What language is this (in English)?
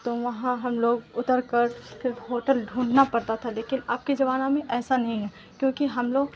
Urdu